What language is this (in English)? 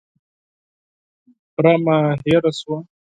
Pashto